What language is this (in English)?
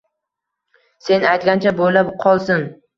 Uzbek